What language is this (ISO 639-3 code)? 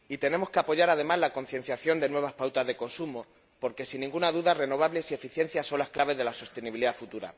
spa